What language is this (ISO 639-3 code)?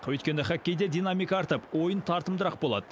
kaz